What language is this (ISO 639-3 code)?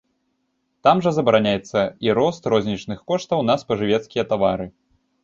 bel